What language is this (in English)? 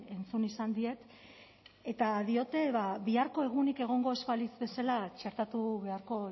Basque